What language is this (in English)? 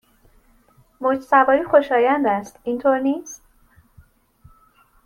Persian